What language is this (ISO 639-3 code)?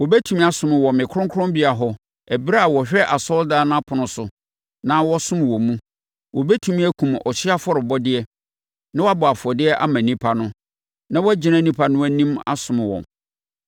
aka